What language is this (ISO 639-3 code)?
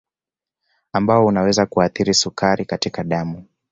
swa